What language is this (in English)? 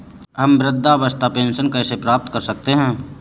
Hindi